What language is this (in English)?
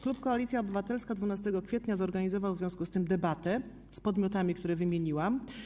Polish